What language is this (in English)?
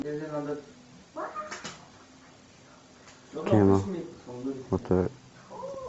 Russian